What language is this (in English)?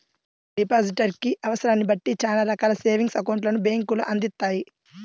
Telugu